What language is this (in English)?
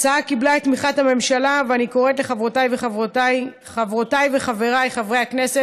Hebrew